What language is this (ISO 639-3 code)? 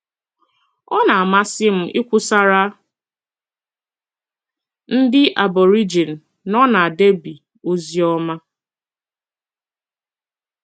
ibo